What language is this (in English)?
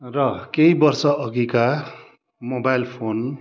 Nepali